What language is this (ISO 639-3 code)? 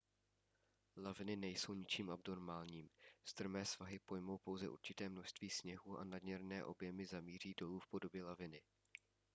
ces